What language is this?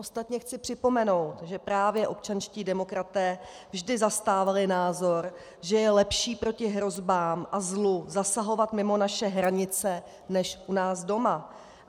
Czech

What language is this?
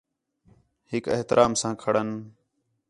Khetrani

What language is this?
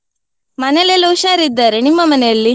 Kannada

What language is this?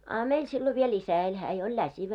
Finnish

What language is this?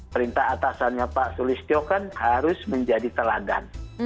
Indonesian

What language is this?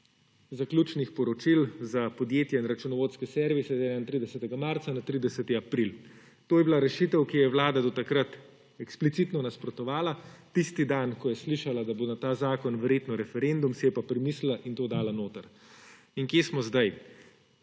Slovenian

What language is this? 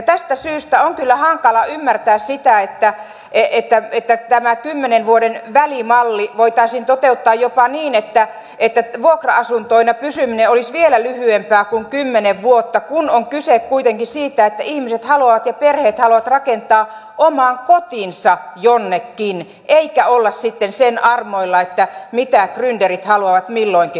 Finnish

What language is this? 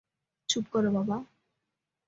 Bangla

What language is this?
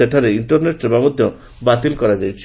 Odia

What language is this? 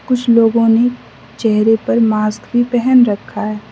Hindi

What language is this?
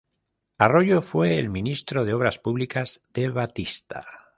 Spanish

